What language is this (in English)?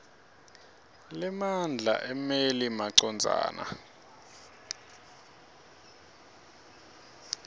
Swati